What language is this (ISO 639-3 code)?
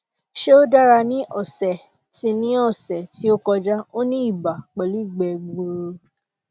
yor